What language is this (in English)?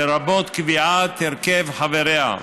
Hebrew